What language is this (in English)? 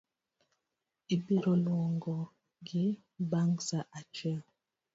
Luo (Kenya and Tanzania)